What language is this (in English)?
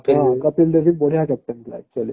Odia